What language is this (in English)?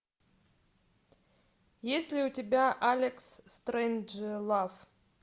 Russian